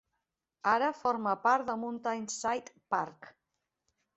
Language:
Catalan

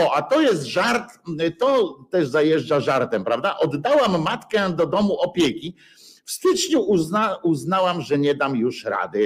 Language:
Polish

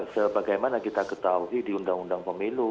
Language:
Indonesian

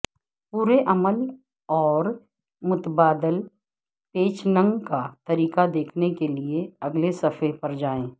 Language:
Urdu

